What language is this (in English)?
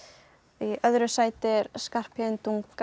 Icelandic